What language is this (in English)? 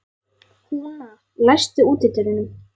Icelandic